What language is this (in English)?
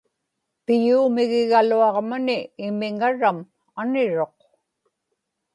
Inupiaq